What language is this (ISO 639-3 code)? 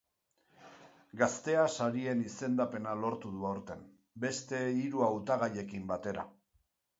eus